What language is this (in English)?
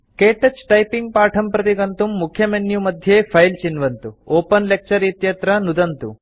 Sanskrit